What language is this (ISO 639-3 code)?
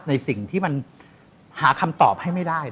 tha